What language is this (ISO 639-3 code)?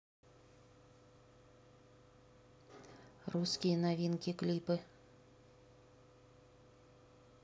rus